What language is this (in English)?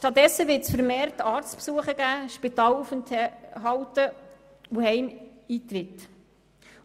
Swiss German